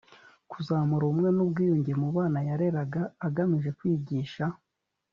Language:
Kinyarwanda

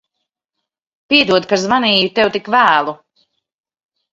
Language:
Latvian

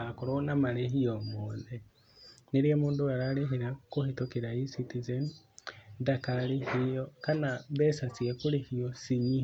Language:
Kikuyu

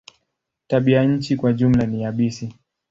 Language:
Swahili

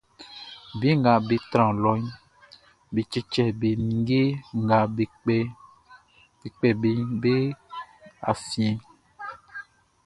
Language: Baoulé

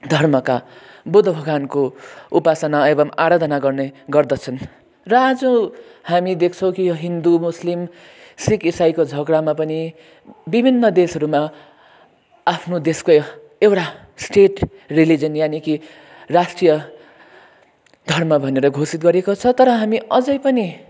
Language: Nepali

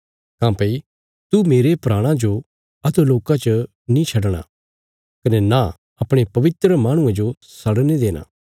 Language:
Bilaspuri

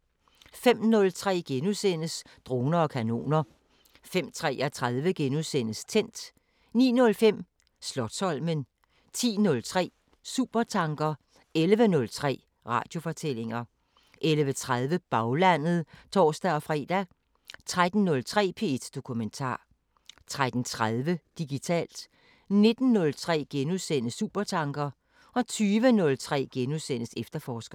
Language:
Danish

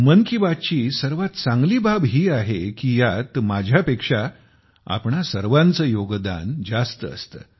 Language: Marathi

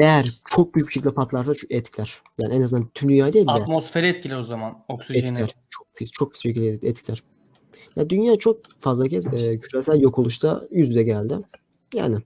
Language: Turkish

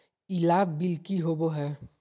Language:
Magahi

